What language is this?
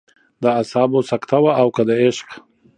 Pashto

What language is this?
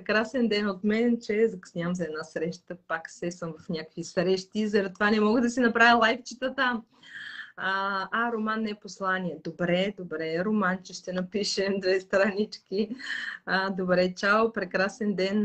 Bulgarian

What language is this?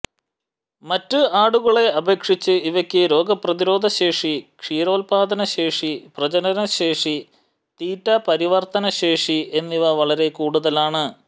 Malayalam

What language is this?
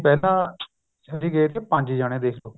Punjabi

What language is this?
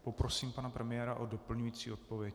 Czech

